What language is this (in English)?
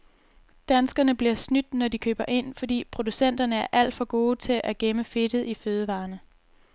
Danish